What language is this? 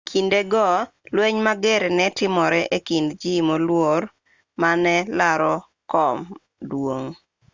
Luo (Kenya and Tanzania)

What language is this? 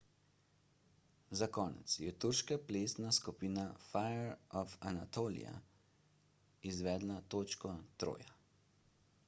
Slovenian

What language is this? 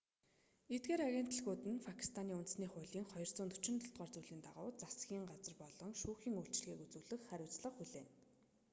Mongolian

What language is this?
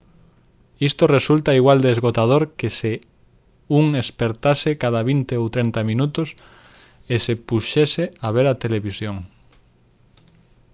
Galician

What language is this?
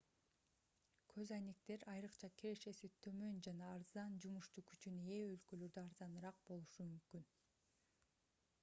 Kyrgyz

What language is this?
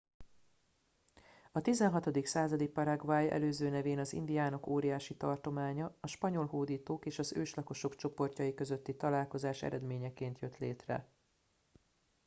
Hungarian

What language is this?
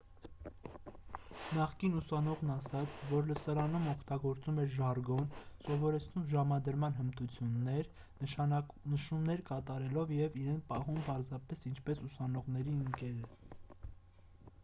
Armenian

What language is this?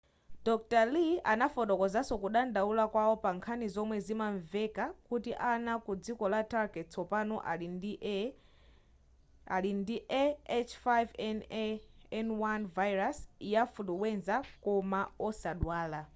Nyanja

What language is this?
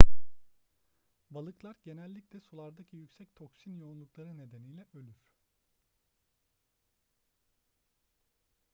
Turkish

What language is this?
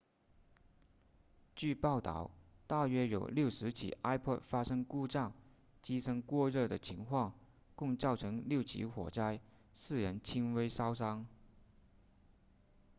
Chinese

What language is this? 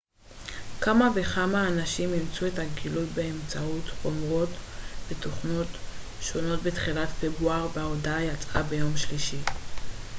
Hebrew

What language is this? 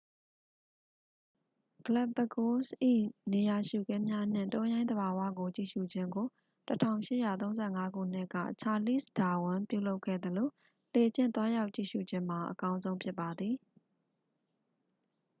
Burmese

